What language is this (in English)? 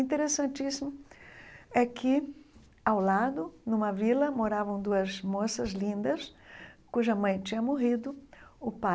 Portuguese